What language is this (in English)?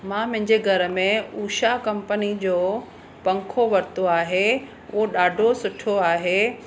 Sindhi